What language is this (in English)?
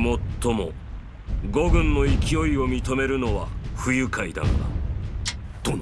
Japanese